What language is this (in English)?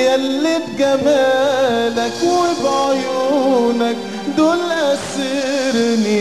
Arabic